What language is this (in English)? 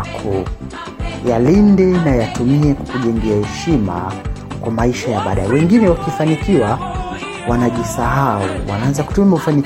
Swahili